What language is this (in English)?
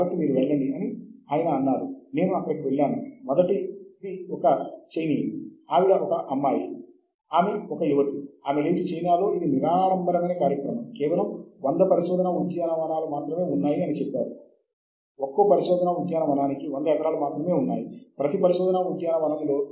Telugu